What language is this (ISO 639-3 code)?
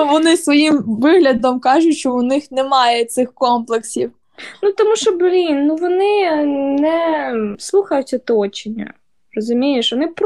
ukr